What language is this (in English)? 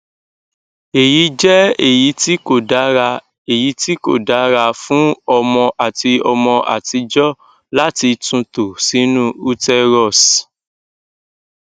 Yoruba